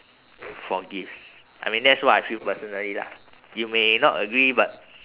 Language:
English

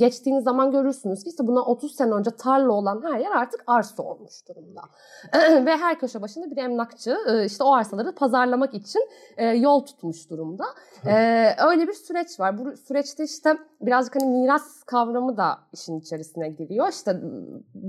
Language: Turkish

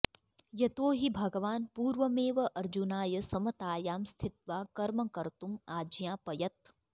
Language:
Sanskrit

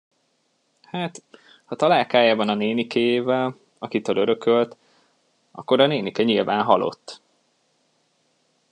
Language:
Hungarian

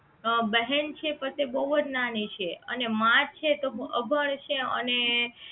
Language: Gujarati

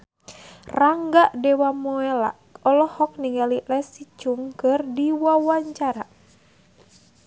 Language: Sundanese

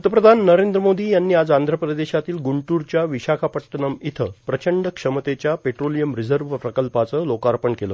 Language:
Marathi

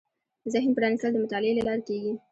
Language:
Pashto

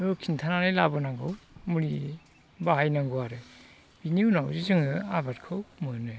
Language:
Bodo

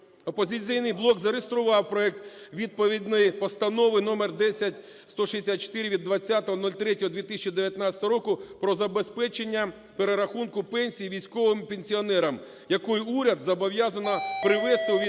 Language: Ukrainian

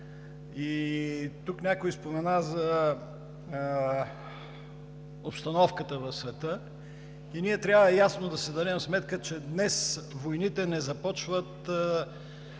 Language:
Bulgarian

